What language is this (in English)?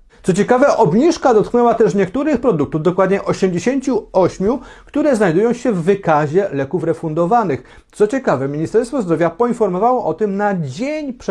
Polish